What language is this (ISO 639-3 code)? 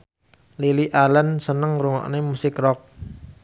jav